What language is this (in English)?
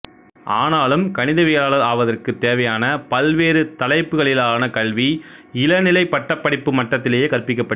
Tamil